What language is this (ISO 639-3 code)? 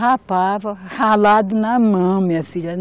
por